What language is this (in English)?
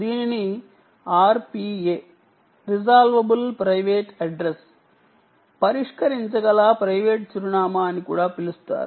Telugu